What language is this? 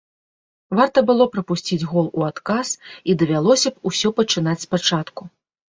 Belarusian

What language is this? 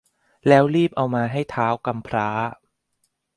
Thai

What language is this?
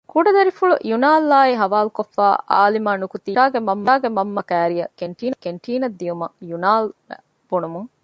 Divehi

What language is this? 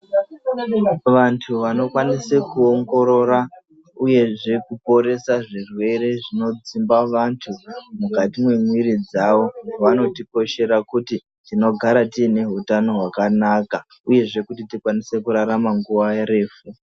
Ndau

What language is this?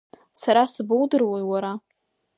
Abkhazian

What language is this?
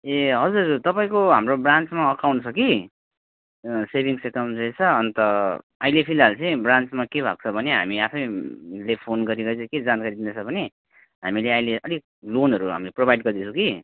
Nepali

